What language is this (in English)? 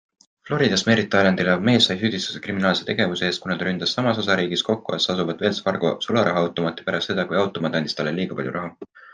Estonian